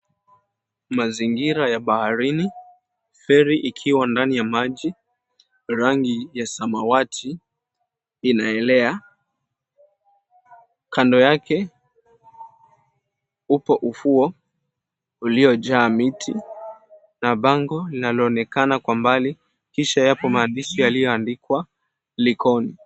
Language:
Swahili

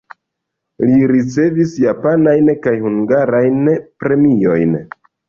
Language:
Esperanto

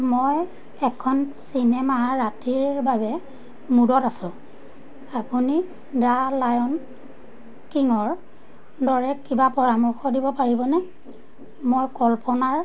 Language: Assamese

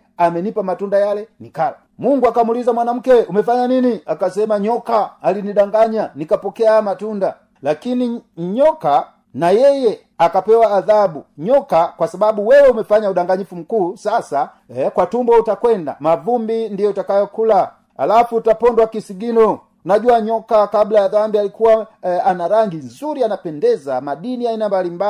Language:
Swahili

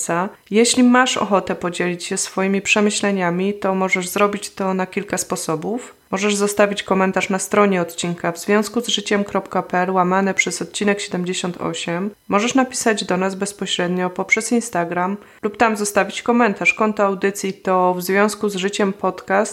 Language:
Polish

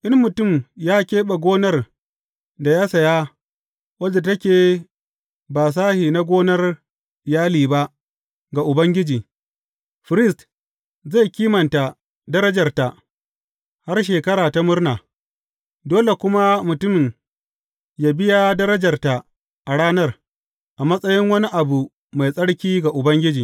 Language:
Hausa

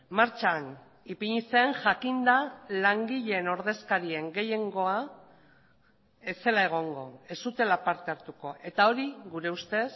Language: Basque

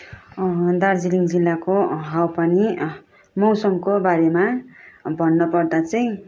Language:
Nepali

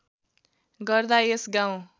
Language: Nepali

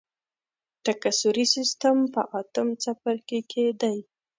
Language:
Pashto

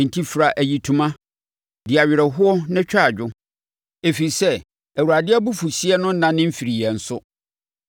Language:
Akan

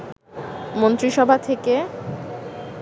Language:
Bangla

